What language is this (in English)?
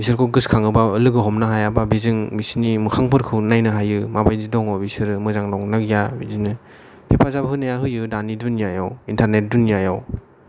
Bodo